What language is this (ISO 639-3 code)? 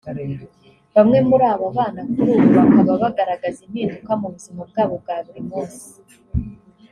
kin